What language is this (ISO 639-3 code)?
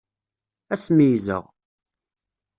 kab